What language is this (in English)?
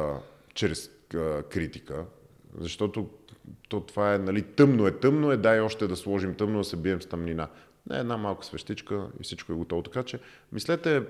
Bulgarian